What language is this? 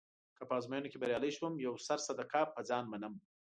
Pashto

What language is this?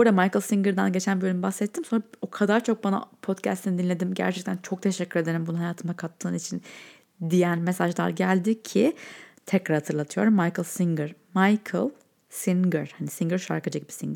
Turkish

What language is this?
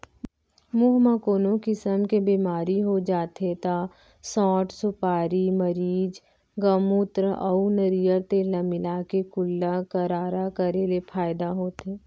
Chhattisgarhi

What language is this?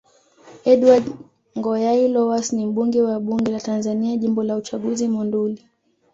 Swahili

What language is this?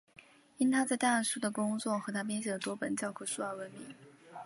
Chinese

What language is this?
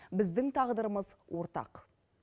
Kazakh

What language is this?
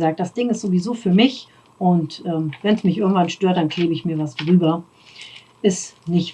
German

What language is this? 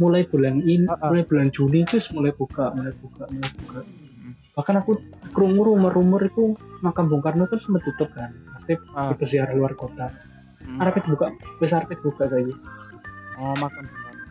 Indonesian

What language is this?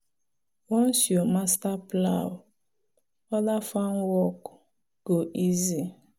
Nigerian Pidgin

